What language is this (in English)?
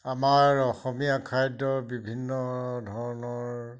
Assamese